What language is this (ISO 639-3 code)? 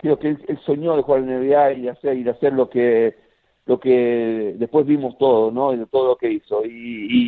spa